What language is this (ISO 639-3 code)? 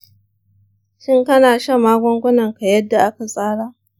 hau